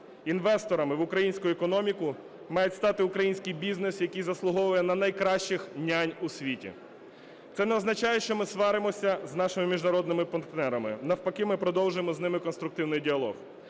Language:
Ukrainian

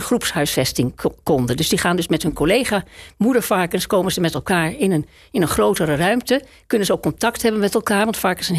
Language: Dutch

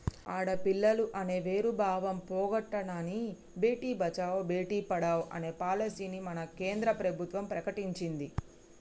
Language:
Telugu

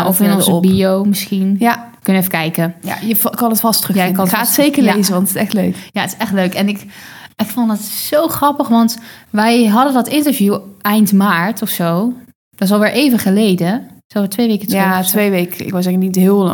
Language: Dutch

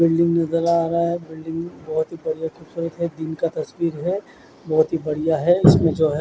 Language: Hindi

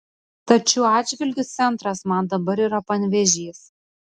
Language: Lithuanian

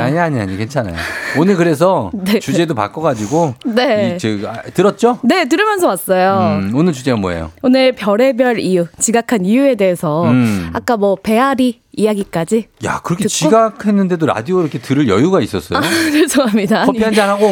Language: Korean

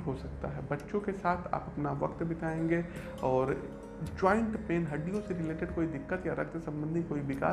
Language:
Hindi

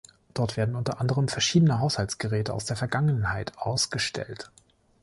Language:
German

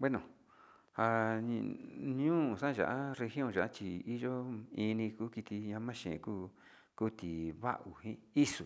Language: Sinicahua Mixtec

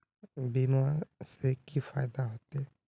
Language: Magahi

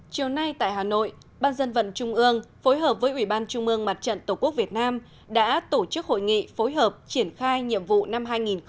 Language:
Vietnamese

